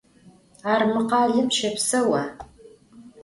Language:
Adyghe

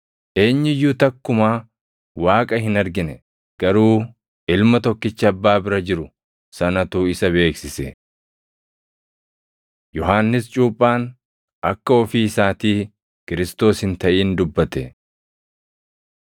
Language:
Oromo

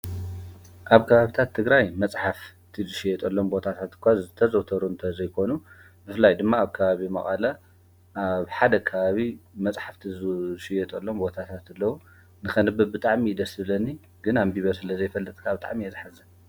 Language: Tigrinya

